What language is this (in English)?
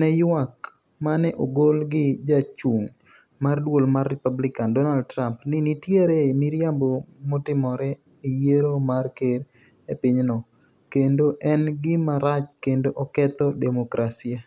Luo (Kenya and Tanzania)